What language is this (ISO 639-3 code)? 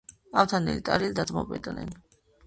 kat